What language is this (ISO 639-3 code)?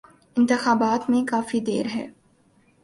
urd